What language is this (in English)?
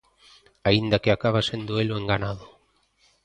Galician